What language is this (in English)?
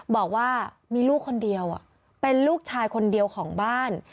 Thai